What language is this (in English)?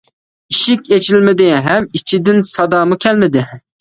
Uyghur